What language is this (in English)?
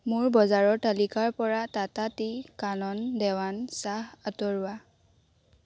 Assamese